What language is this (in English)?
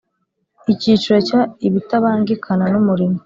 Kinyarwanda